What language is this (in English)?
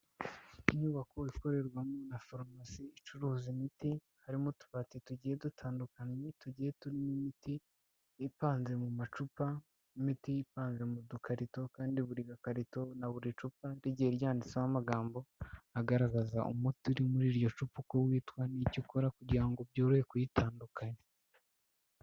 Kinyarwanda